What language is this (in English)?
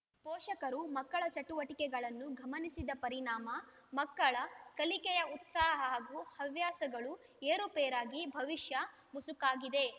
Kannada